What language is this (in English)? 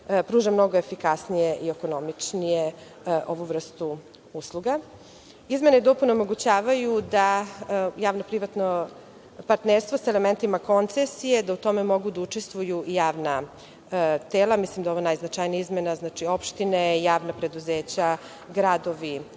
Serbian